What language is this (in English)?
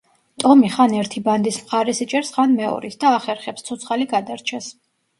Georgian